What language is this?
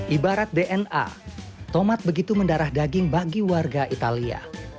Indonesian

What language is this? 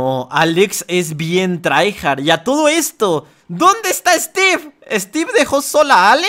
Spanish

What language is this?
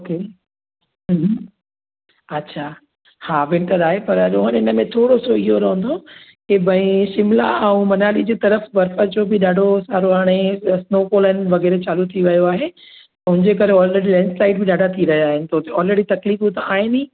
Sindhi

